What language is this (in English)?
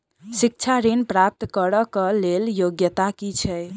Maithili